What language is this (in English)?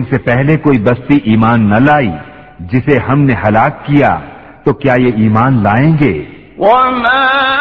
Urdu